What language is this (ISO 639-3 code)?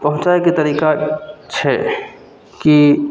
mai